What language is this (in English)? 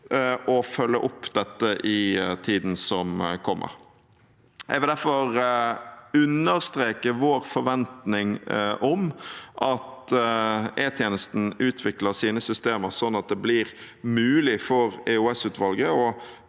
Norwegian